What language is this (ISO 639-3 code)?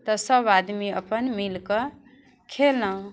mai